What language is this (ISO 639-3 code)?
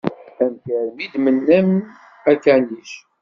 kab